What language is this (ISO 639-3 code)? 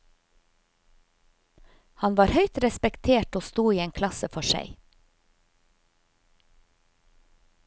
nor